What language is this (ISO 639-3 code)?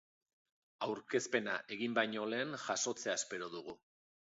eus